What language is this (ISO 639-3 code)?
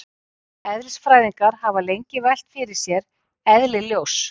isl